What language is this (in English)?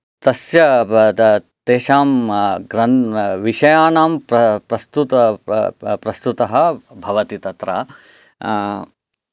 Sanskrit